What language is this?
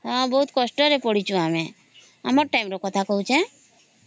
Odia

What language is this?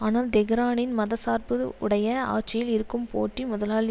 Tamil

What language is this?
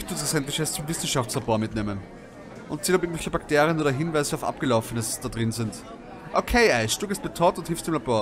German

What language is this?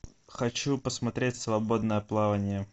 Russian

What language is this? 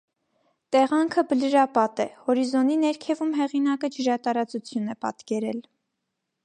Armenian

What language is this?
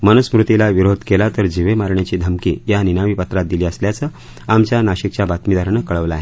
Marathi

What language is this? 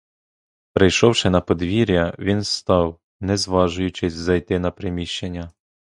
Ukrainian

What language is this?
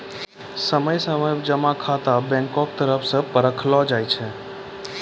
Maithili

